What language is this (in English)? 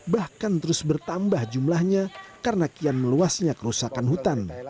Indonesian